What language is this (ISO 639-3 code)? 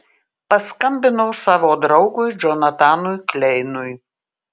lit